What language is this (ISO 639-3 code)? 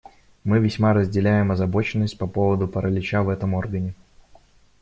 rus